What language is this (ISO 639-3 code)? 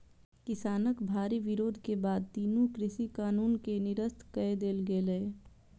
mai